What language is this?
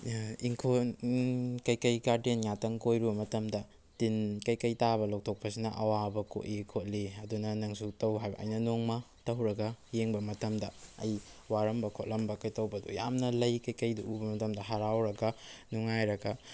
Manipuri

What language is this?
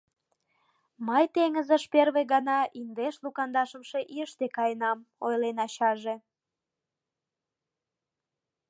Mari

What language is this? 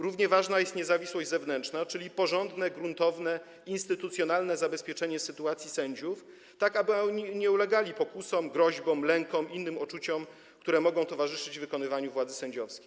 Polish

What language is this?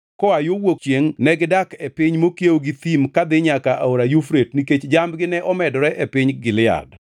Luo (Kenya and Tanzania)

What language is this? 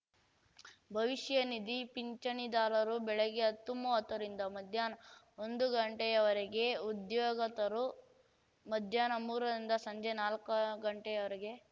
Kannada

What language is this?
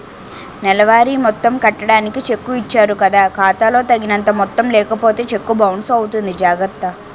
Telugu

